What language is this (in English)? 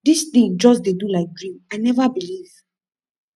Nigerian Pidgin